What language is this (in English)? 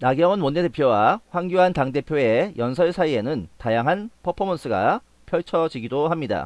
Korean